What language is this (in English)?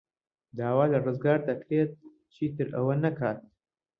Central Kurdish